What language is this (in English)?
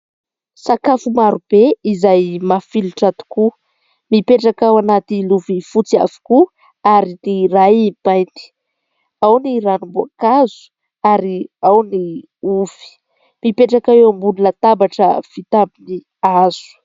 Malagasy